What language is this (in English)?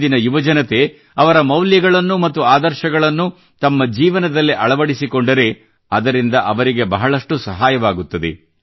Kannada